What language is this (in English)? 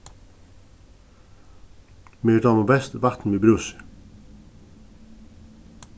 Faroese